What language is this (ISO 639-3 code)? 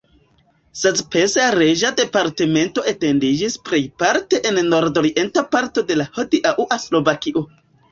epo